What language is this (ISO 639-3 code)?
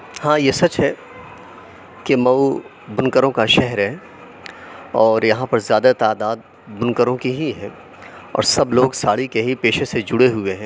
urd